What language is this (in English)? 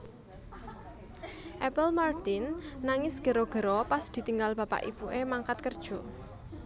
Javanese